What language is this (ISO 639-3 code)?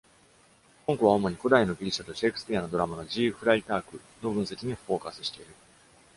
jpn